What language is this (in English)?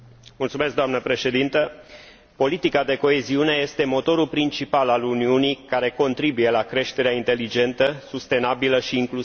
Romanian